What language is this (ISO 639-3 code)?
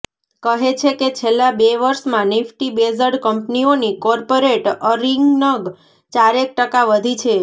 guj